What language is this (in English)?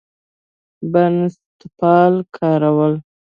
Pashto